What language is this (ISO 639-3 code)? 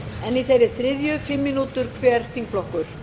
isl